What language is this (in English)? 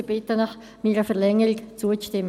Swiss German